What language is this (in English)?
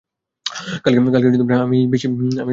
Bangla